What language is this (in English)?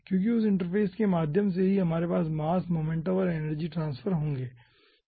Hindi